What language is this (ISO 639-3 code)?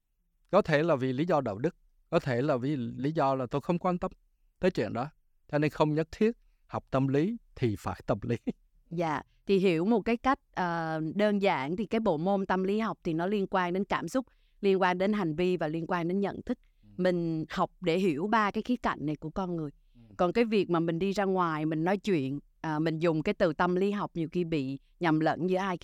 vie